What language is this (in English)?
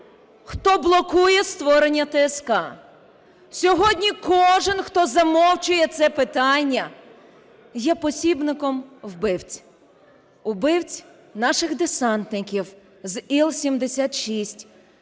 Ukrainian